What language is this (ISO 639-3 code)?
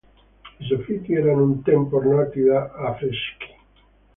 ita